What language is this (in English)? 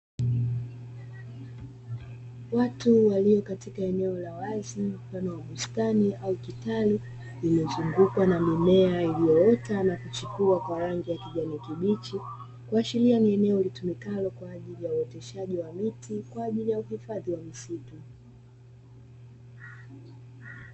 Swahili